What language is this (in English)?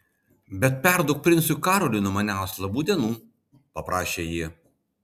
Lithuanian